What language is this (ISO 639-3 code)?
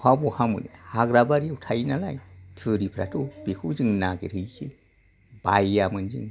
brx